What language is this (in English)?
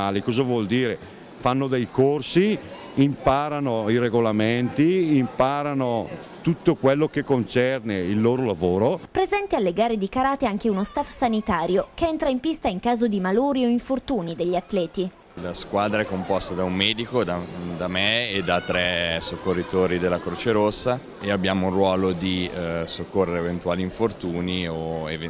Italian